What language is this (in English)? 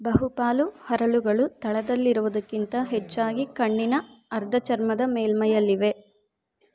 Kannada